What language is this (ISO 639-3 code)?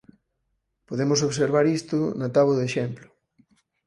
glg